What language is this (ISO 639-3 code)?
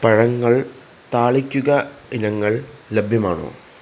mal